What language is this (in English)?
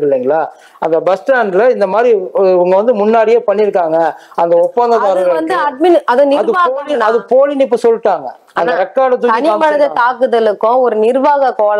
Tamil